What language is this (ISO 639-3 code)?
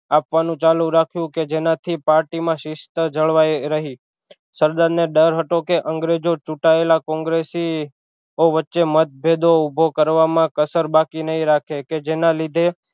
guj